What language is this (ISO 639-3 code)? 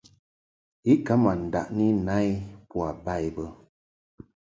mhk